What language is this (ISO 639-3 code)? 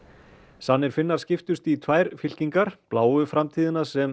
isl